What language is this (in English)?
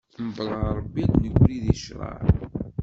Kabyle